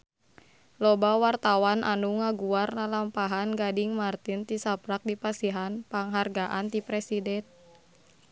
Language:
Sundanese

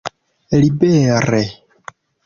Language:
Esperanto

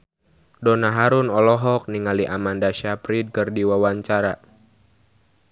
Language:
Sundanese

